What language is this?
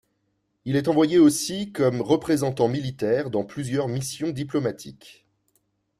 French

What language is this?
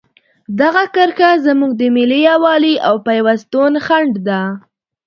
Pashto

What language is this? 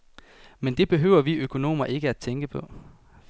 Danish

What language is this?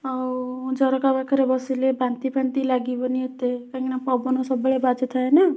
Odia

